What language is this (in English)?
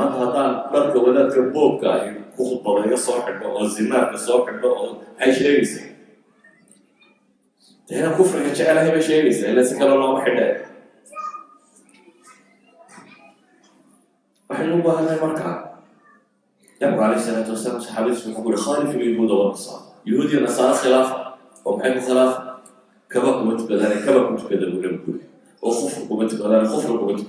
Arabic